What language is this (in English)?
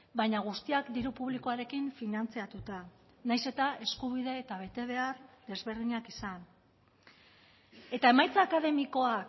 Basque